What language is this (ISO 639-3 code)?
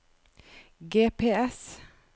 nor